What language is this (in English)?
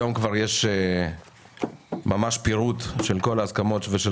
Hebrew